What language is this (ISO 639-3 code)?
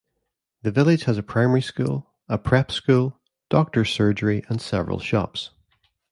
eng